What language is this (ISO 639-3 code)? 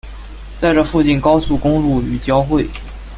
zho